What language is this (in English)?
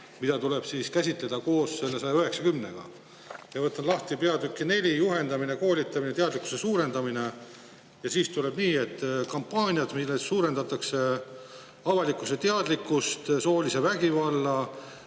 Estonian